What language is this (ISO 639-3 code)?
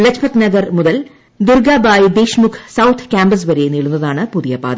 mal